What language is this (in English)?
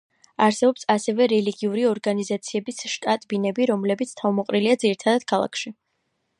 Georgian